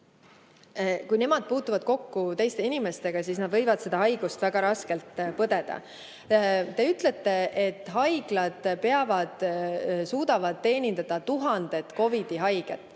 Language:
Estonian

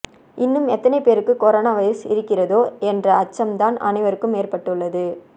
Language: Tamil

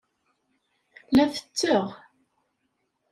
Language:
Kabyle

